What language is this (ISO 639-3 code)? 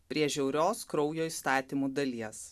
lit